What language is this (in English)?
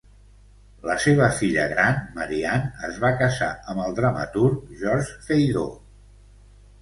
Catalan